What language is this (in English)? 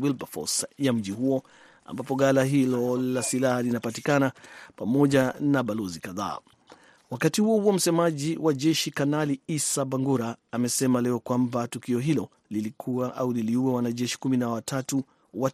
Swahili